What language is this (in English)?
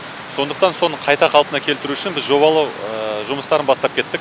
Kazakh